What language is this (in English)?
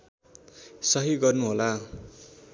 Nepali